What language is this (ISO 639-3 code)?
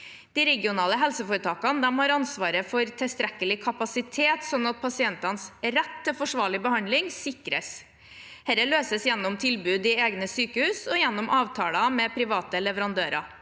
nor